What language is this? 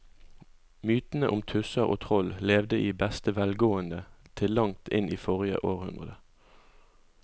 Norwegian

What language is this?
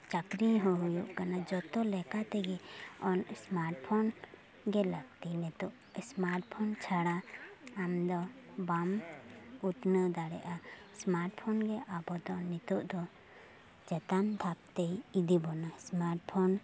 Santali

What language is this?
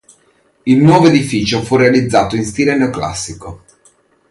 Italian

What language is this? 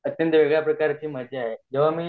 Marathi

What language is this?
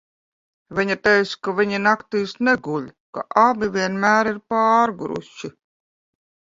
Latvian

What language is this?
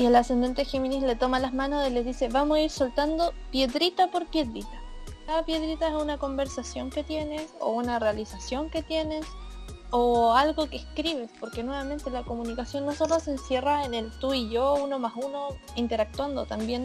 Spanish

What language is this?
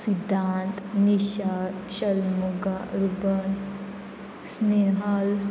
Konkani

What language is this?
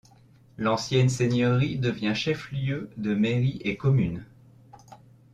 French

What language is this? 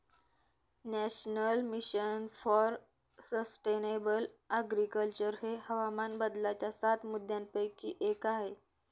Marathi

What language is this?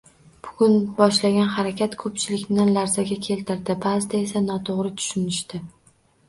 Uzbek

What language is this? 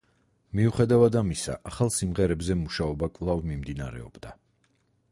Georgian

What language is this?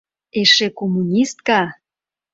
Mari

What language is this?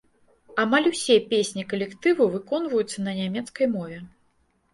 Belarusian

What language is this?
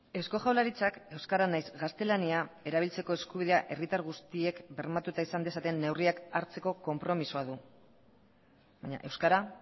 Basque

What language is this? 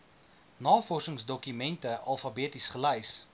Afrikaans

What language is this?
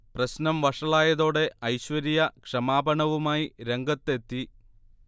Malayalam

